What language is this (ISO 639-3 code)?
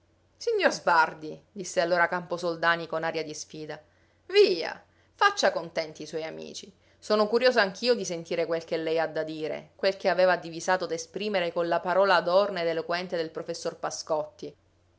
ita